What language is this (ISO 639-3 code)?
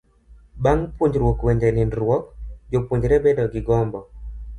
luo